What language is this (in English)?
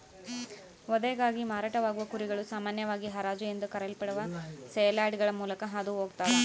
Kannada